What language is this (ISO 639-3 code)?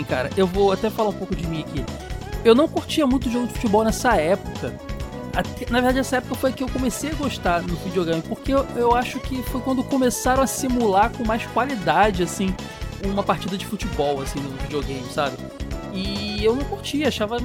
por